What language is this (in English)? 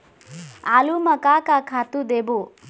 Chhattisgarhi